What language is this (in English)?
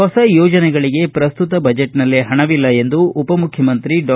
Kannada